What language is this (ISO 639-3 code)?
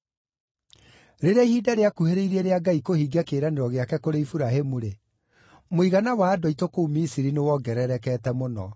kik